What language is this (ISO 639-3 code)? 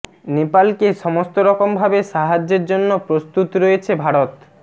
ben